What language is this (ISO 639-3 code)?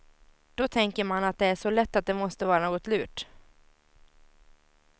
swe